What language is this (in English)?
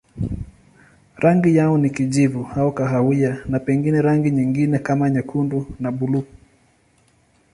Swahili